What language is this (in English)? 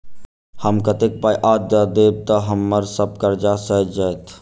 Maithili